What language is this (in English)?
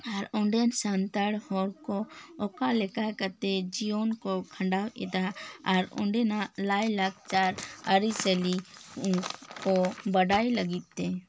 Santali